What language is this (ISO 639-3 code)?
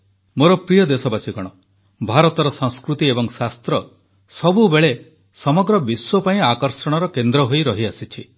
ori